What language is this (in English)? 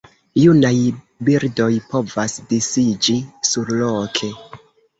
Esperanto